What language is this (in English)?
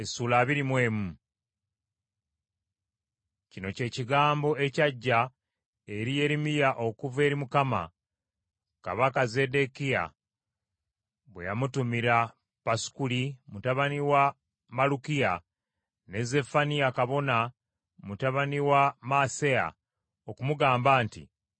Ganda